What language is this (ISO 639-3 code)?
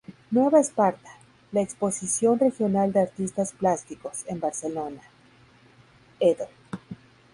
spa